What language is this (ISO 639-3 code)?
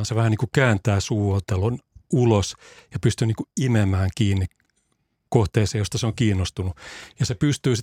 fin